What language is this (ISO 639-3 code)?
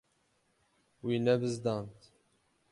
kur